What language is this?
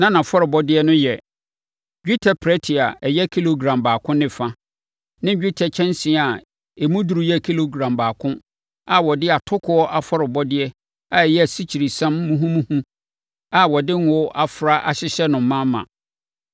Akan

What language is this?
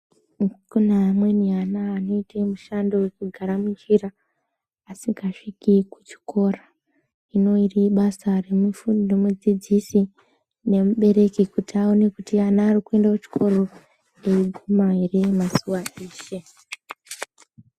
Ndau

